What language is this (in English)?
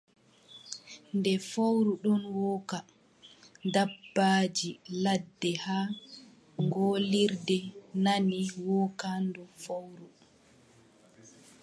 Adamawa Fulfulde